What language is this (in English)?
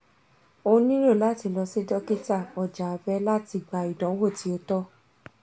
Yoruba